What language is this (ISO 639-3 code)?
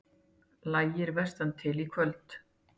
isl